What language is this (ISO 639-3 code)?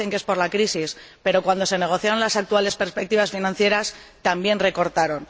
spa